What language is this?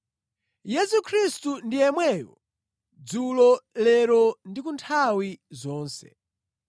Nyanja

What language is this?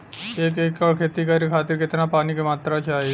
Bhojpuri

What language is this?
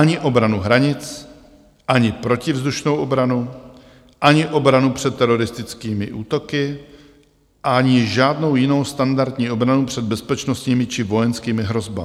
Czech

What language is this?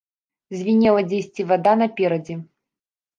Belarusian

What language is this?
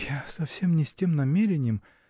Russian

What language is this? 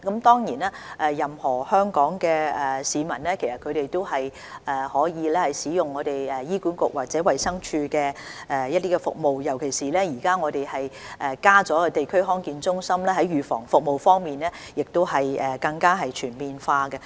Cantonese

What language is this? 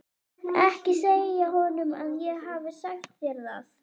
Icelandic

